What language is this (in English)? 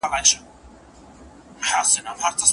Pashto